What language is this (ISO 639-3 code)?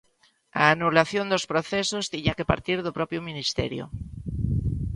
glg